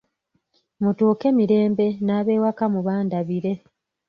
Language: Ganda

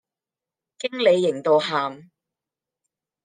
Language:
Cantonese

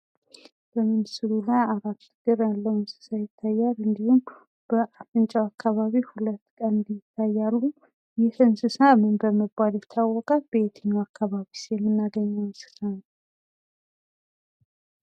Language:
Amharic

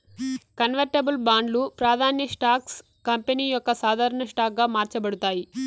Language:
Telugu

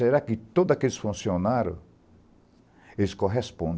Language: Portuguese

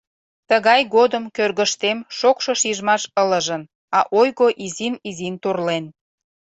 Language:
Mari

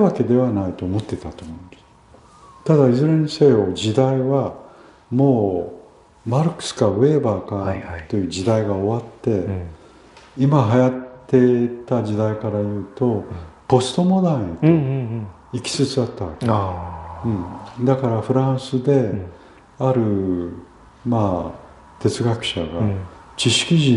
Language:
Japanese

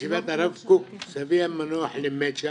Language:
Hebrew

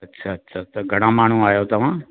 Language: Sindhi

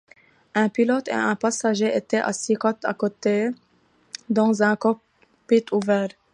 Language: French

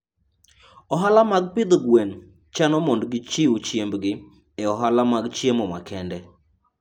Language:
Luo (Kenya and Tanzania)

